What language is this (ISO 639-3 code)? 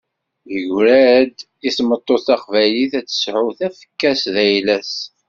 kab